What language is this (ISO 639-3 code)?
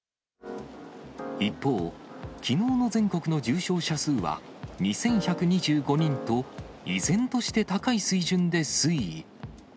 jpn